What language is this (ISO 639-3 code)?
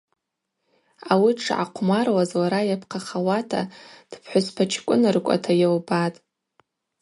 abq